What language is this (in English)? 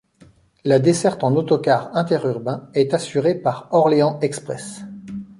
French